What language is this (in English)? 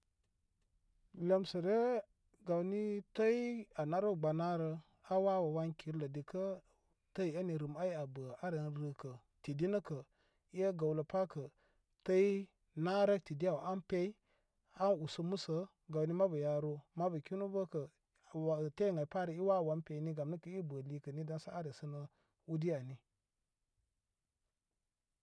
Koma